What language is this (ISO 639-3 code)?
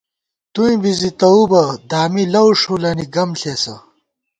gwt